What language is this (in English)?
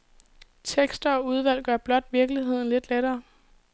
Danish